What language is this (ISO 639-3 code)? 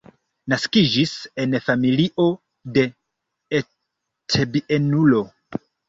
epo